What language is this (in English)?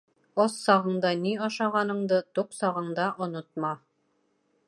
Bashkir